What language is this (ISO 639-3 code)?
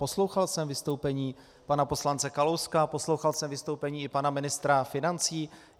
ces